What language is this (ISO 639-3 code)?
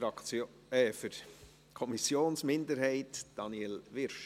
gsw